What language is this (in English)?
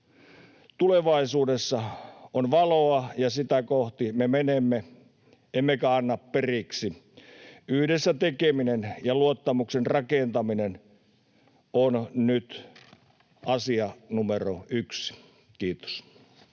Finnish